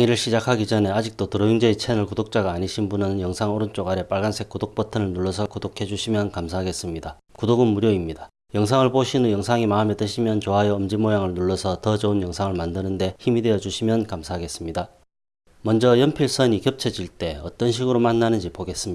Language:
Korean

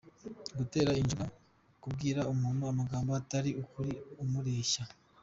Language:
Kinyarwanda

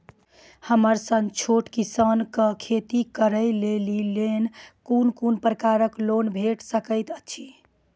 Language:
Maithili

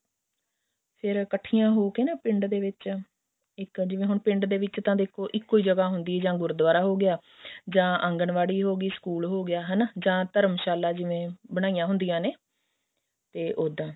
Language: Punjabi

